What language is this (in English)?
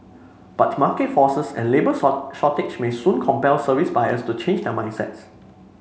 English